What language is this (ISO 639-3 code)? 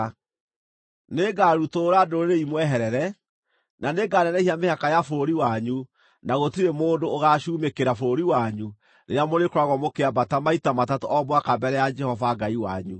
kik